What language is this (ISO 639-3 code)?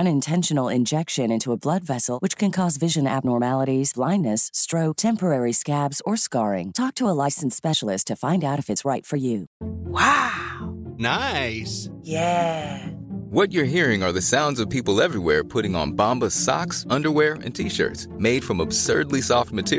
fas